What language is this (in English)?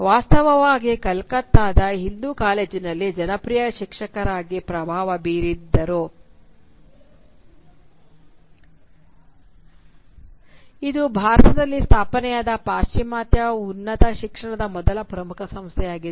Kannada